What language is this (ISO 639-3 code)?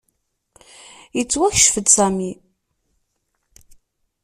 kab